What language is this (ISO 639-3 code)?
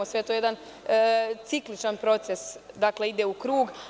srp